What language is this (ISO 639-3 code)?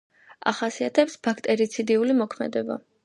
kat